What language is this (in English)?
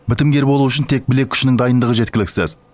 Kazakh